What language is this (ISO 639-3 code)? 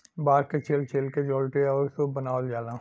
bho